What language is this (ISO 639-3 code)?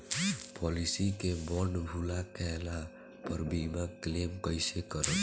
bho